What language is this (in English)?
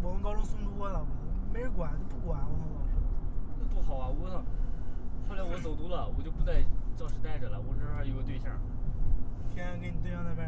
Chinese